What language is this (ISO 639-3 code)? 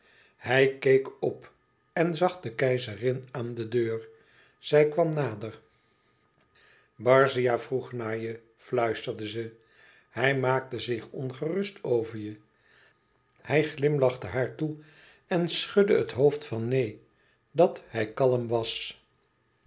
nld